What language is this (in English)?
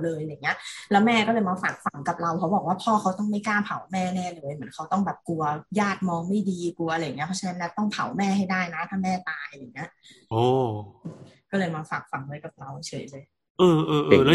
Thai